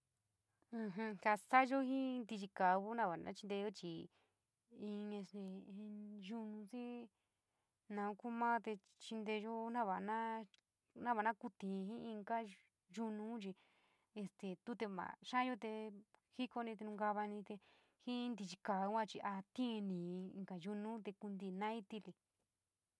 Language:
San Miguel El Grande Mixtec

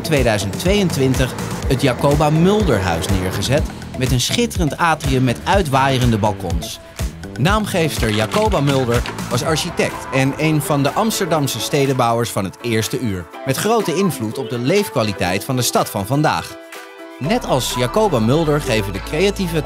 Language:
Dutch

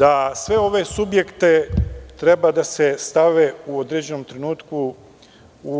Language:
Serbian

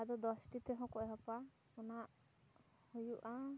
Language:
Santali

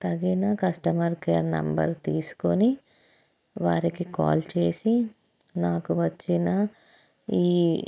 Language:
Telugu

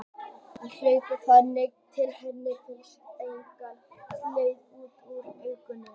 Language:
Icelandic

